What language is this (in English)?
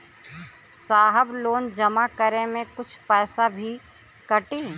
Bhojpuri